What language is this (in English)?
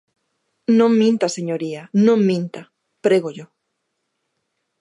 Galician